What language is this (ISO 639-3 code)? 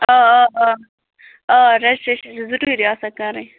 kas